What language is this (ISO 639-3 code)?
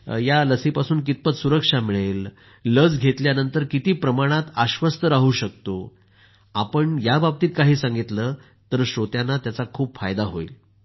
mar